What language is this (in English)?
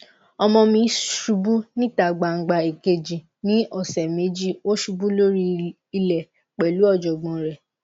Yoruba